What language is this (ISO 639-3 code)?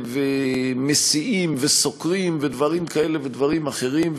heb